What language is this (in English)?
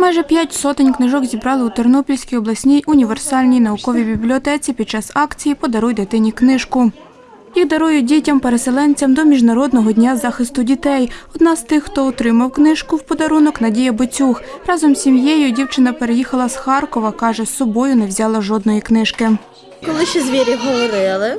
Ukrainian